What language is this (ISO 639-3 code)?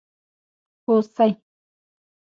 pus